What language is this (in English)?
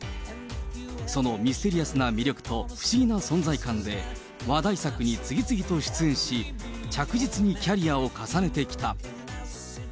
Japanese